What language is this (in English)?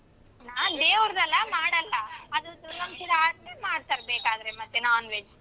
Kannada